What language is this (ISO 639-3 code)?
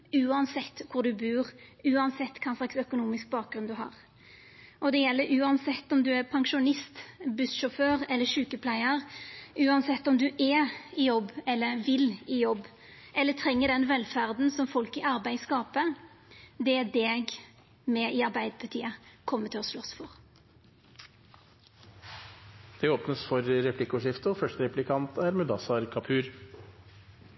nor